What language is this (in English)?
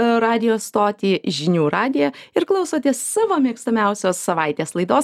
Lithuanian